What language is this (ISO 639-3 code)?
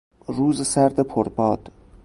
fas